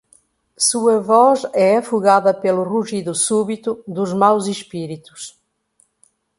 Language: Portuguese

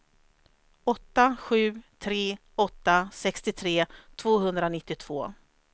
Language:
Swedish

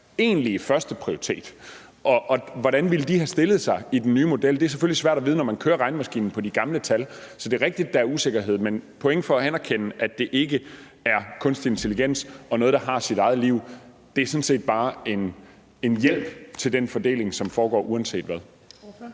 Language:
Danish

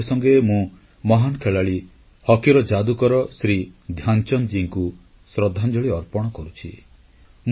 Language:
Odia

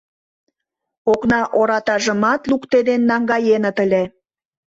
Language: Mari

